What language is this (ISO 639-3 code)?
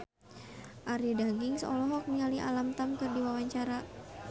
sun